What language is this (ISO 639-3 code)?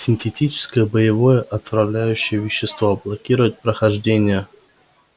rus